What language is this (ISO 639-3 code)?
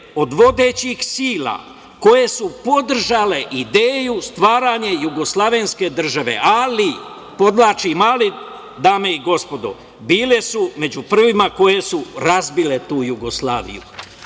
srp